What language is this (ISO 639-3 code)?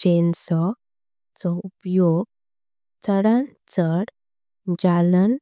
kok